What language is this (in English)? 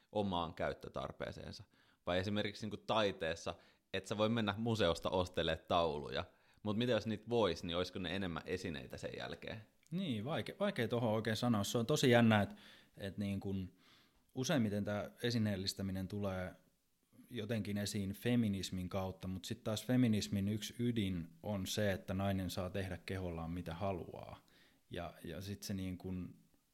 Finnish